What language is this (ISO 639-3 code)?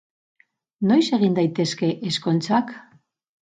eus